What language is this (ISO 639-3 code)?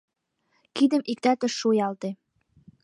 chm